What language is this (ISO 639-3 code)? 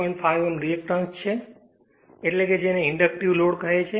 guj